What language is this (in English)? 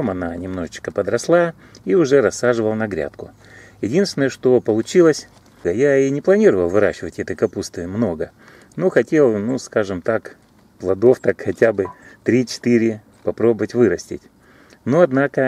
Russian